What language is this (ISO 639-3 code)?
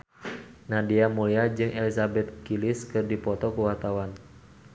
sun